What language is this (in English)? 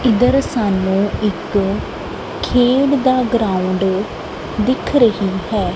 Punjabi